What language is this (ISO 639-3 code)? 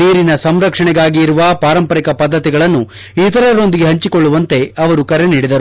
kan